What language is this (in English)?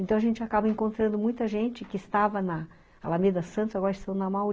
Portuguese